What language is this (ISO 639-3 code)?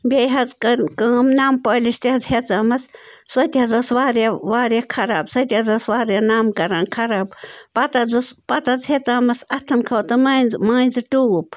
kas